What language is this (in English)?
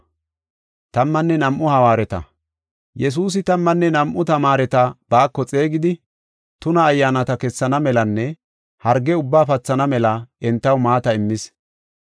Gofa